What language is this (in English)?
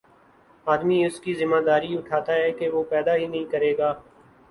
Urdu